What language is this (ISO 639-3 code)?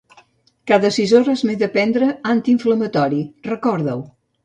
cat